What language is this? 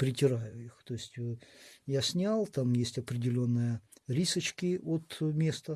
Russian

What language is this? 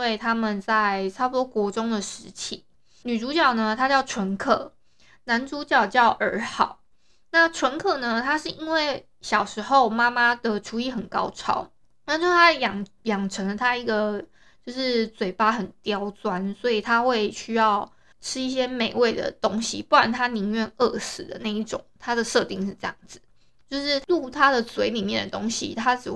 Chinese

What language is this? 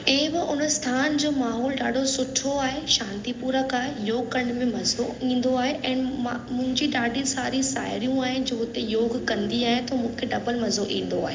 Sindhi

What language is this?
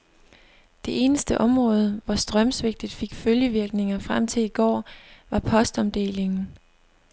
Danish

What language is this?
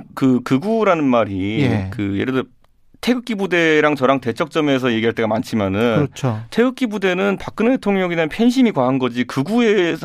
Korean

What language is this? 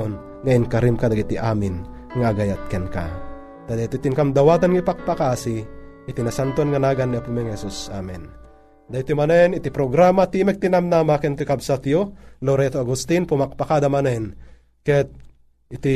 Filipino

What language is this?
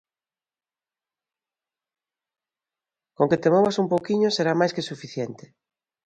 Galician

